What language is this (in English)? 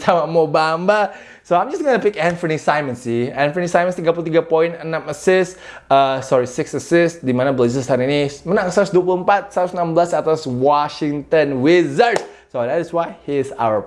Indonesian